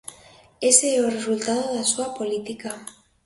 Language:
Galician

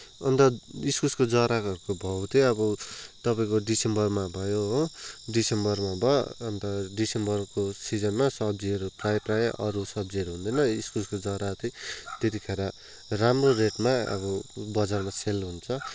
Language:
Nepali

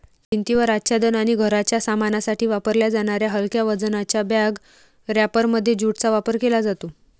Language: Marathi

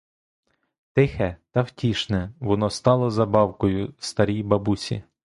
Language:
Ukrainian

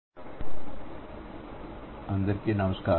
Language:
Telugu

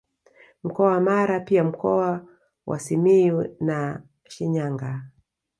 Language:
Swahili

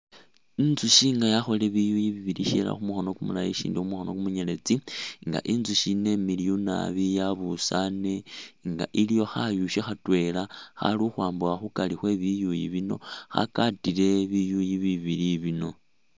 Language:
Masaaba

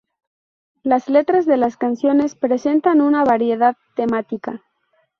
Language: Spanish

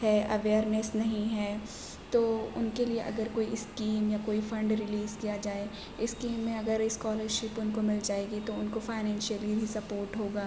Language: Urdu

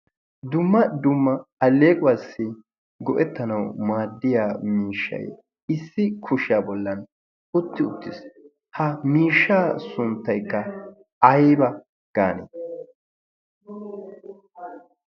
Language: Wolaytta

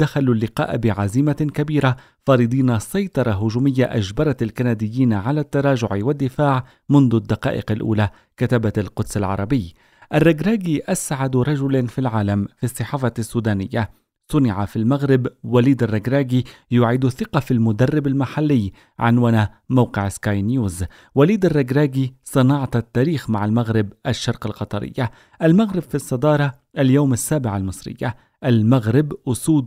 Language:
Arabic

